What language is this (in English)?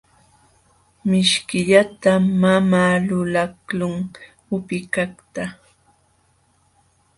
Jauja Wanca Quechua